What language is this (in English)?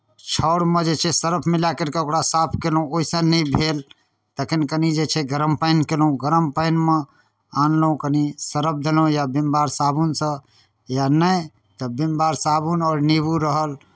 Maithili